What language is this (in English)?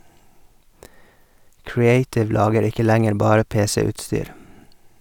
Norwegian